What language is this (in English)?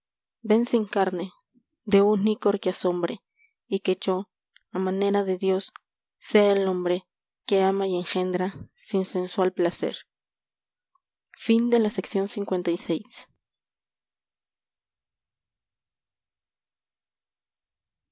Spanish